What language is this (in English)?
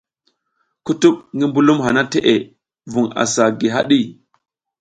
South Giziga